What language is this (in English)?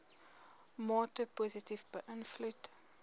Afrikaans